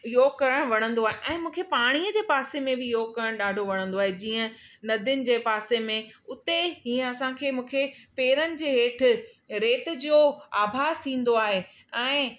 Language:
Sindhi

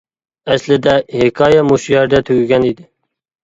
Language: Uyghur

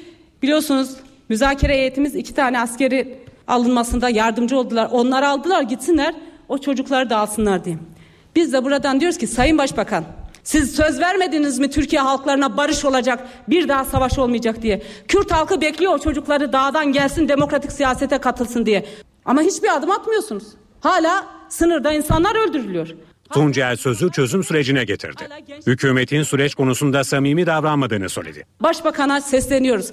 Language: Turkish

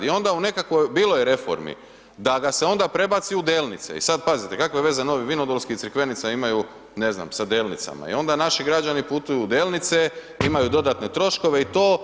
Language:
Croatian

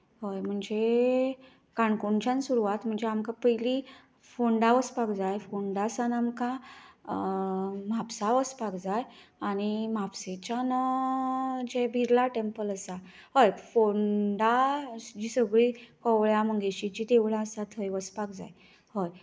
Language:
Konkani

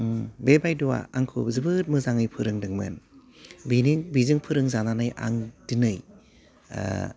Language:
Bodo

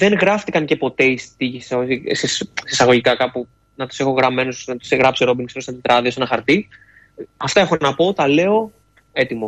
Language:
Greek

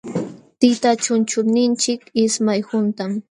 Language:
Jauja Wanca Quechua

